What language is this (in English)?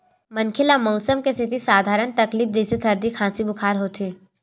Chhattisgarhi